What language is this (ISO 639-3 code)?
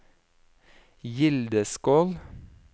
nor